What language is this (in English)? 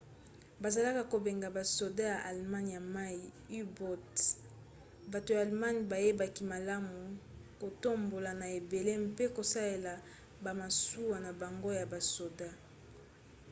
Lingala